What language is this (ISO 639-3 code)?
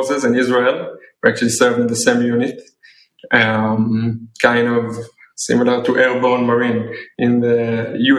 eng